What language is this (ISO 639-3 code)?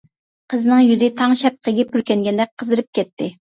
uig